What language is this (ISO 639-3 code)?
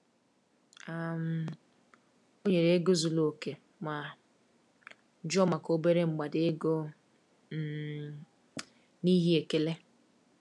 ibo